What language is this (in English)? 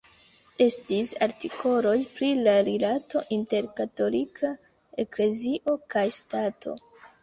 Esperanto